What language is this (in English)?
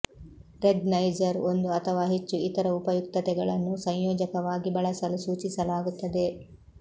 Kannada